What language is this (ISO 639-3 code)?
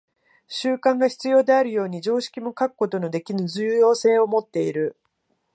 jpn